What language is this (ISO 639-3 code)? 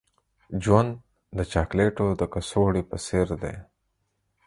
pus